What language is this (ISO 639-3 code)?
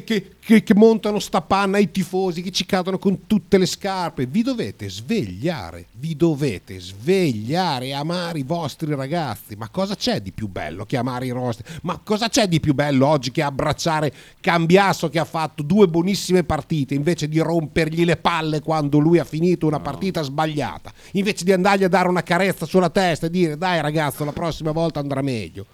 ita